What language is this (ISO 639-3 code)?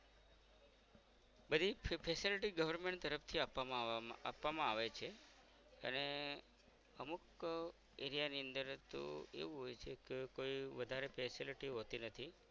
guj